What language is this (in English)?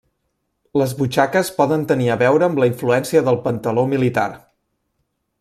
Catalan